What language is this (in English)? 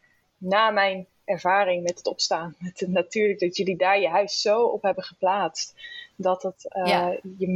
Dutch